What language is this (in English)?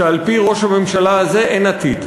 Hebrew